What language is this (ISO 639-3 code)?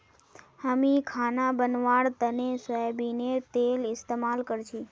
mag